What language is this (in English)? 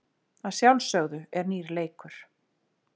Icelandic